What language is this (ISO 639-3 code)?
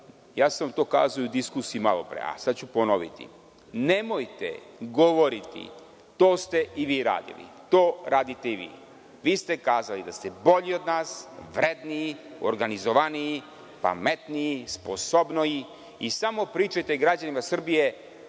srp